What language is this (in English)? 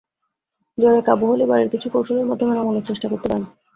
Bangla